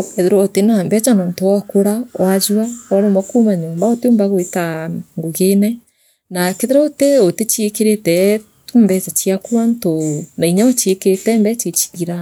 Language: Meru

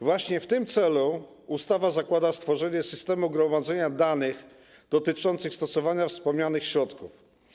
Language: Polish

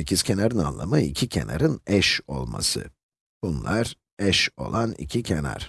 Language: Turkish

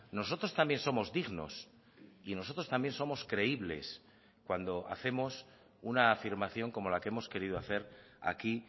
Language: Spanish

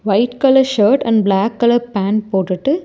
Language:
Tamil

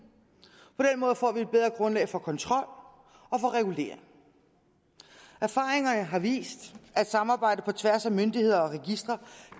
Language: Danish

